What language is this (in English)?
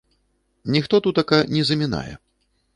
Belarusian